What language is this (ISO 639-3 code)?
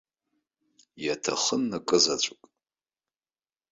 abk